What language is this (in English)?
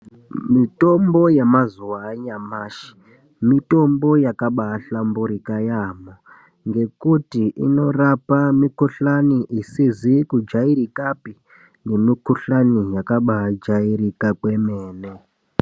Ndau